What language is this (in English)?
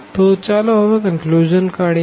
Gujarati